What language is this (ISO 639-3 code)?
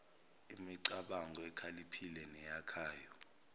zul